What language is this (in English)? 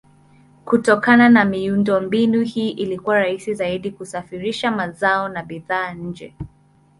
Swahili